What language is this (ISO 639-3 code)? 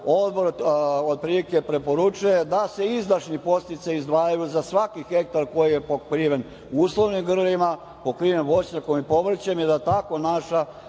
srp